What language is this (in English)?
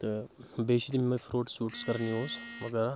Kashmiri